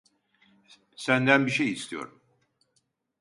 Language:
Turkish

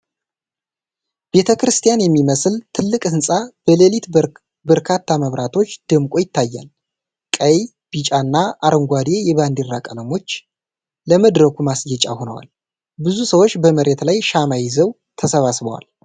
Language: Amharic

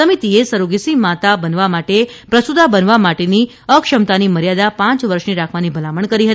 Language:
Gujarati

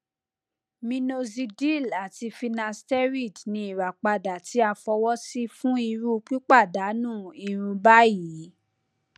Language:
Yoruba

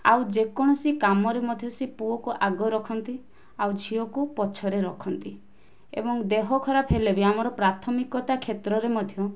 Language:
Odia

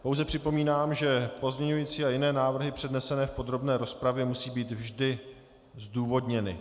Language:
Czech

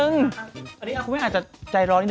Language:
Thai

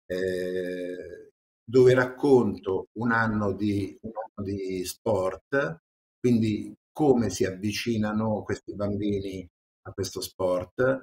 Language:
Italian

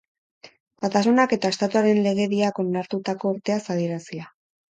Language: Basque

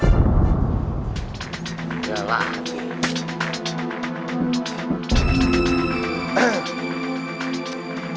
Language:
Indonesian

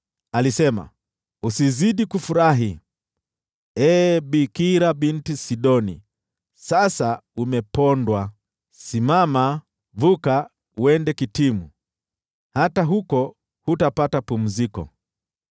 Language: Swahili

